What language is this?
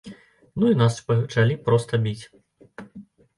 Belarusian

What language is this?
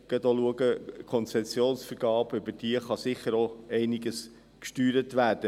Swiss German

